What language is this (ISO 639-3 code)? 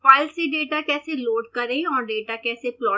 hin